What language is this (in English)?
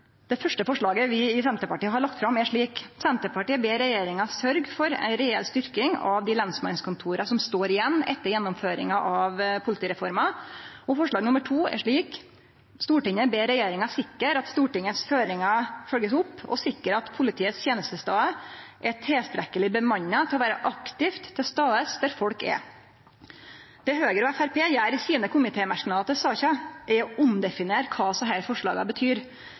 Norwegian Nynorsk